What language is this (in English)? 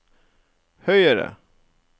Norwegian